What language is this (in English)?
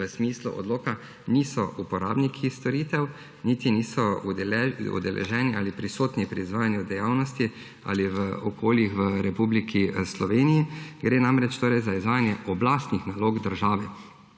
Slovenian